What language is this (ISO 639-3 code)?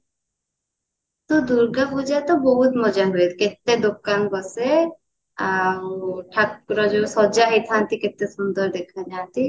ori